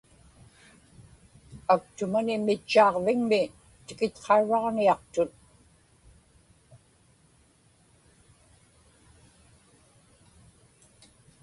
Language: Inupiaq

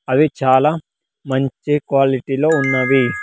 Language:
Telugu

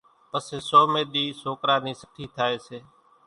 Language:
Kachi Koli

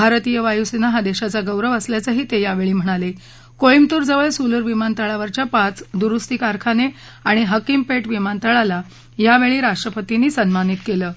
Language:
Marathi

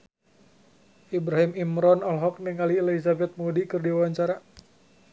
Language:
Sundanese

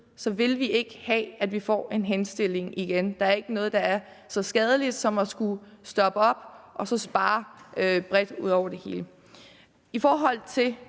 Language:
Danish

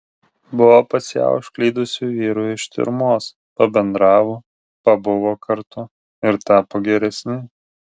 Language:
Lithuanian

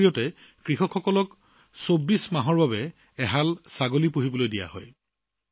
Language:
Assamese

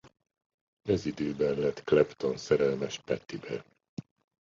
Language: Hungarian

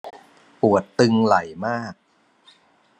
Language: Thai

